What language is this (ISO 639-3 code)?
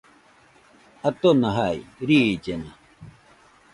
hux